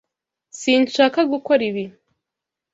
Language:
Kinyarwanda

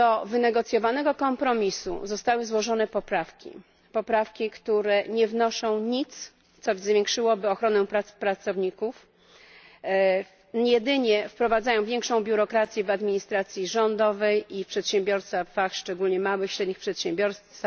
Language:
Polish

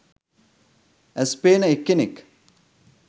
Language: Sinhala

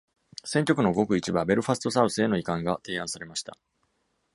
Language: Japanese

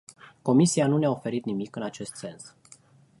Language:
Romanian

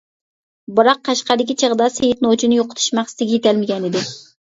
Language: Uyghur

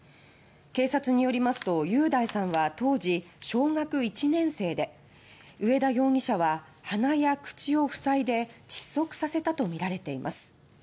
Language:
Japanese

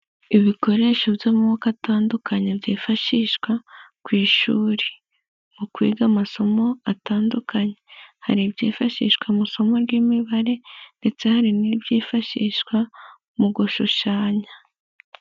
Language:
Kinyarwanda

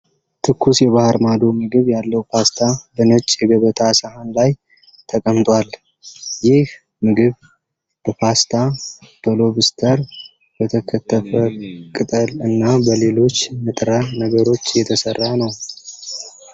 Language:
Amharic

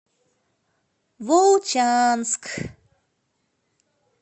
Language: Russian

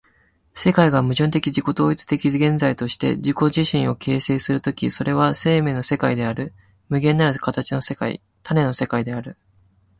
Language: Japanese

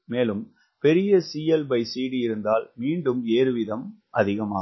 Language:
Tamil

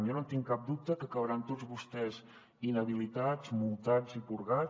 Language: Catalan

